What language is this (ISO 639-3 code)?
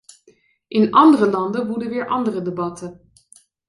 nld